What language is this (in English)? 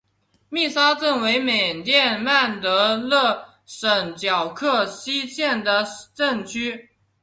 Chinese